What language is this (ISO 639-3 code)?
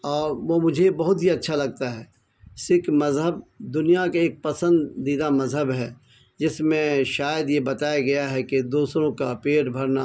urd